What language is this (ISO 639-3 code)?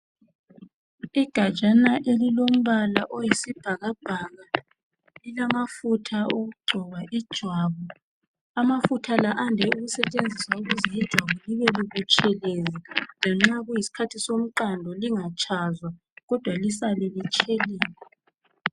nde